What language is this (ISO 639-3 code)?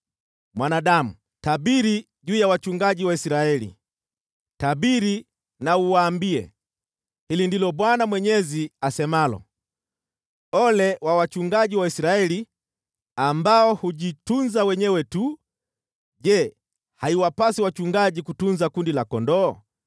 swa